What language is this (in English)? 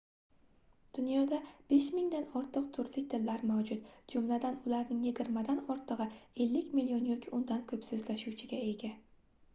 Uzbek